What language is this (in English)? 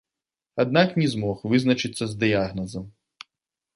Belarusian